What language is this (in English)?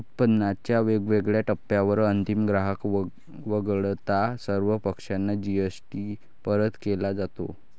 Marathi